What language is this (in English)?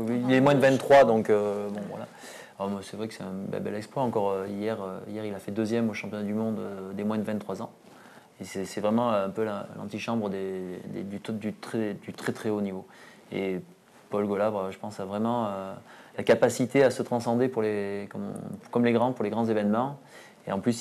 French